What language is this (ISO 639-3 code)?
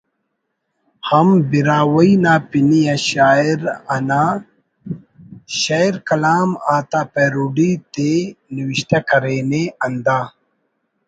brh